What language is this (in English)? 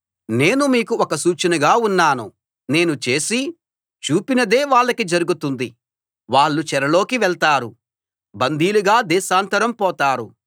Telugu